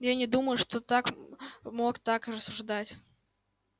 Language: Russian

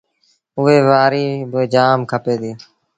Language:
Sindhi Bhil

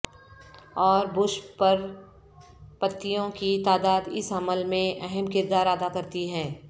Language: Urdu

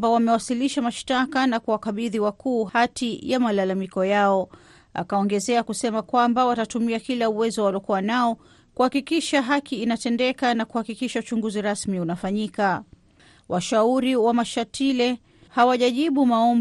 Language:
Swahili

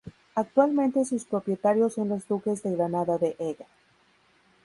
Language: Spanish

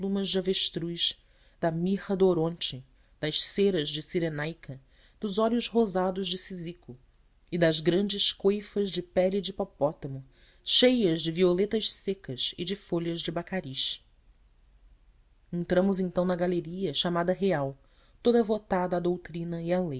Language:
Portuguese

